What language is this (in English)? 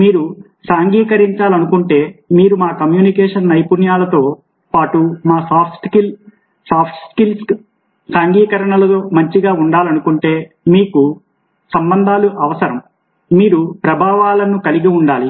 Telugu